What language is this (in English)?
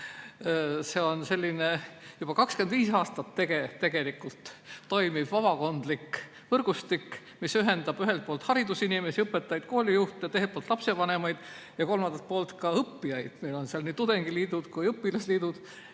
Estonian